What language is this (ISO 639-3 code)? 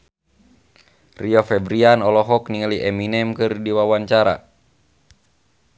sun